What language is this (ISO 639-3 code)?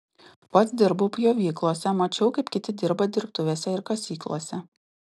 lit